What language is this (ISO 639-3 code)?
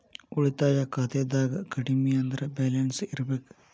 kan